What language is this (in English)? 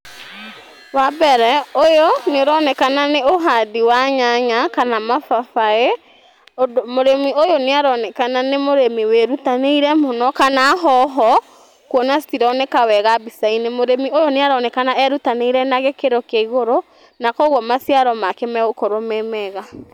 Kikuyu